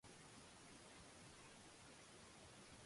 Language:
Marwari (Pakistan)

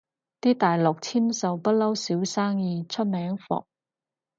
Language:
Cantonese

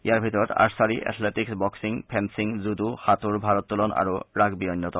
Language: Assamese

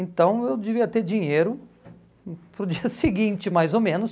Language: Portuguese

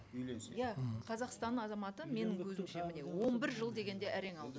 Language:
Kazakh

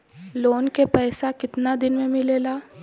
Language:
Bhojpuri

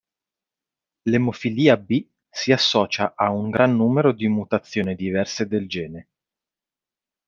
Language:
Italian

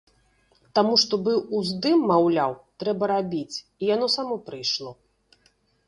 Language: Belarusian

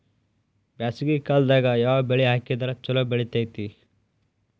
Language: Kannada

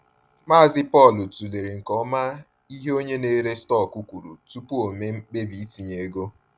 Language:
Igbo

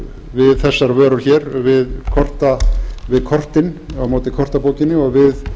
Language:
Icelandic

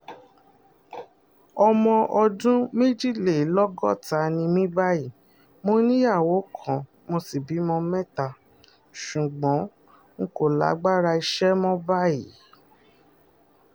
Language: Yoruba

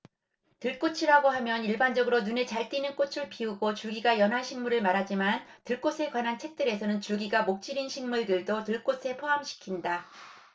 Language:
Korean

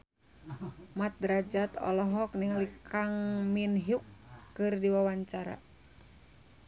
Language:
Sundanese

